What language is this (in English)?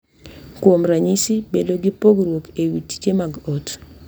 Luo (Kenya and Tanzania)